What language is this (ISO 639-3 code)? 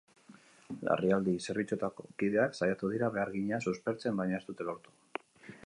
eus